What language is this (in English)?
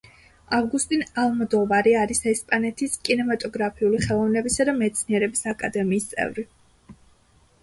Georgian